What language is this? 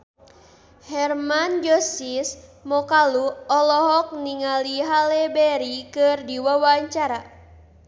Sundanese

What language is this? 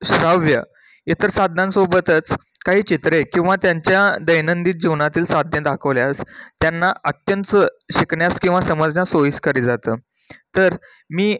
Marathi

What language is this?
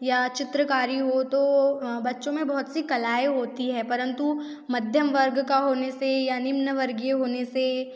Hindi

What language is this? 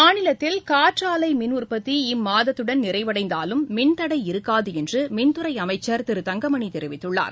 Tamil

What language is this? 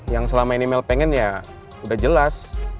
Indonesian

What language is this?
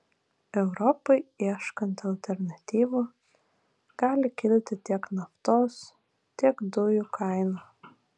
Lithuanian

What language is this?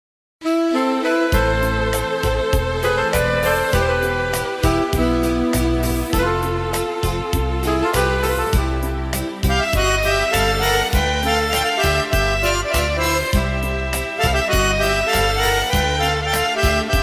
Romanian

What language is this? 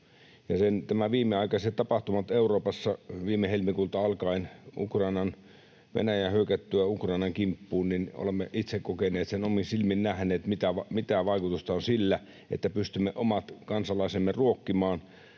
Finnish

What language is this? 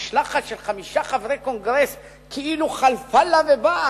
Hebrew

